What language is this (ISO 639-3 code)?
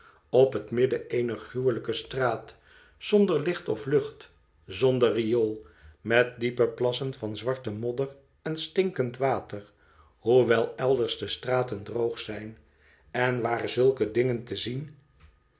nld